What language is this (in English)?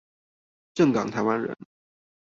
Chinese